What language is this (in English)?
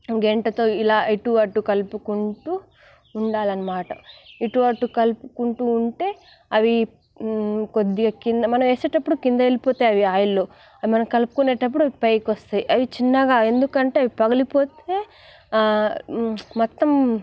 Telugu